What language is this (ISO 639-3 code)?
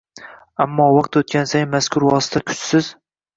uzb